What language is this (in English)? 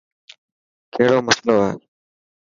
Dhatki